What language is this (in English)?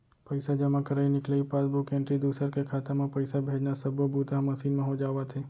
Chhattisgarhi